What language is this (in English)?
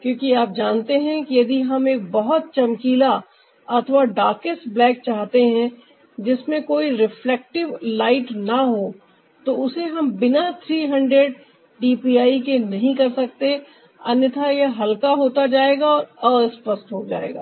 Hindi